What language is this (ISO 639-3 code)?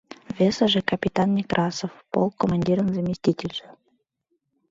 chm